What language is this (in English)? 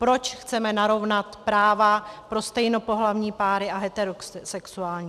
Czech